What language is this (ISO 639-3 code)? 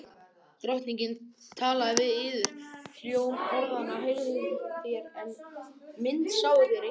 isl